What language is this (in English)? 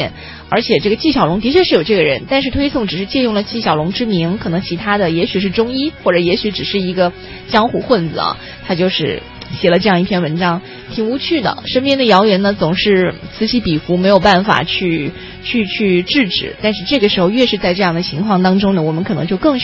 Chinese